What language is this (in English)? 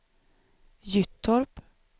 Swedish